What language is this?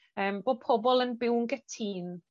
Welsh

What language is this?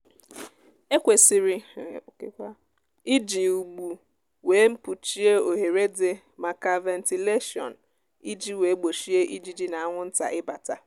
Igbo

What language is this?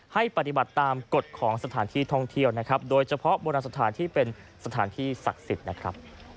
Thai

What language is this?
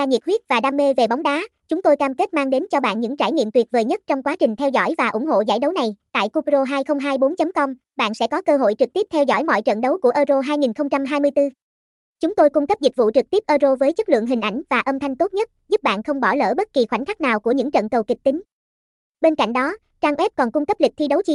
Vietnamese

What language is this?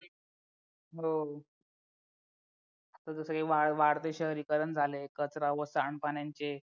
Marathi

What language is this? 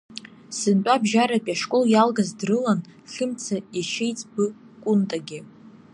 Abkhazian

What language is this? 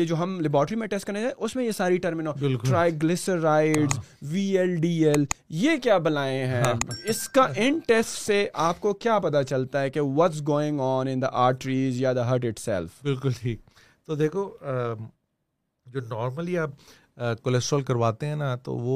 Urdu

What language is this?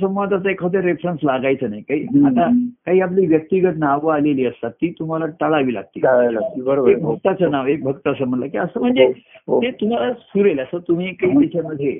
Marathi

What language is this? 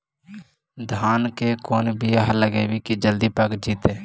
Magahi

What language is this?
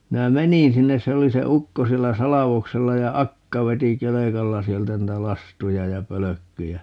Finnish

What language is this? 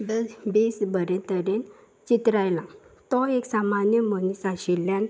Konkani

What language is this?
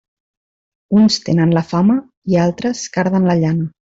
Catalan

